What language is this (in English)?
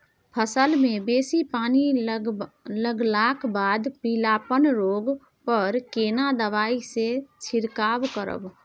Maithili